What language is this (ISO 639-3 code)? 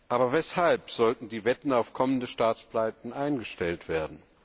deu